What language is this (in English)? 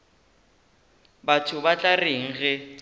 Northern Sotho